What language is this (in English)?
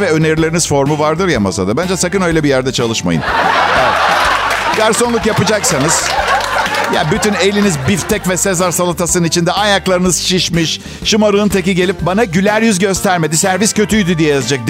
Turkish